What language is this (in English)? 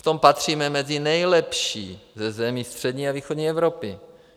Czech